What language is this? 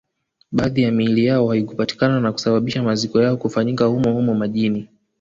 Swahili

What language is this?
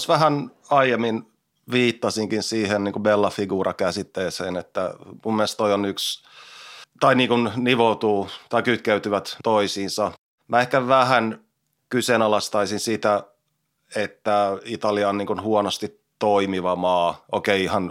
Finnish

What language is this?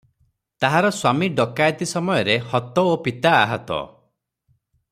Odia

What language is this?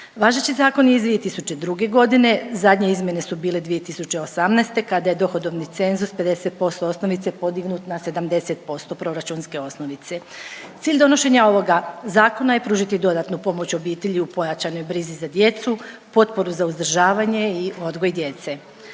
Croatian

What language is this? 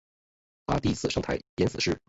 Chinese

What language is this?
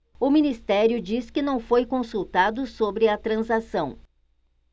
Portuguese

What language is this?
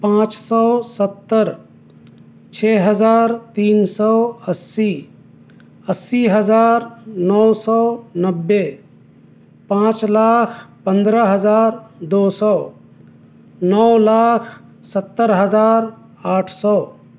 Urdu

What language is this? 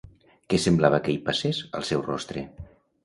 Catalan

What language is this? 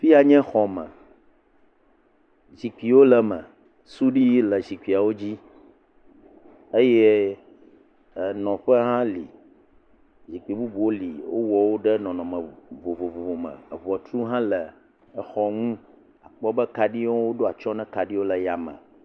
Ewe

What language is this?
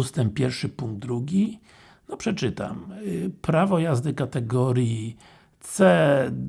Polish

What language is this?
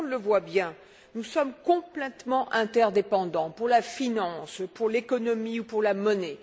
French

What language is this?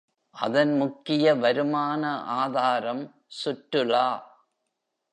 Tamil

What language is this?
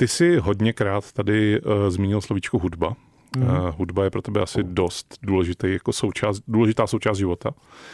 Czech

